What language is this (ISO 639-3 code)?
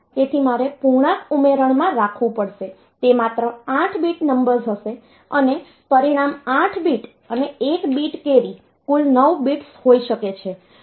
guj